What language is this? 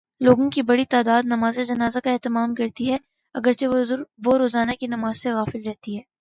Urdu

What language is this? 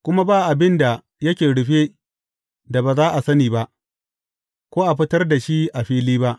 Hausa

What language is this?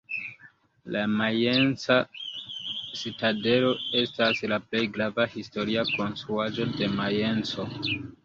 Esperanto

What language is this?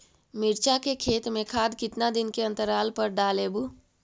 Magahi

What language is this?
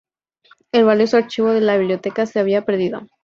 Spanish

